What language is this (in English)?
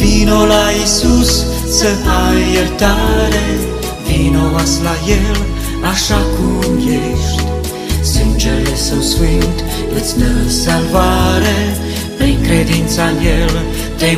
Romanian